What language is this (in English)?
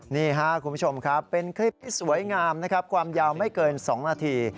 Thai